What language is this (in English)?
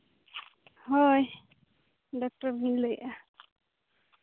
Santali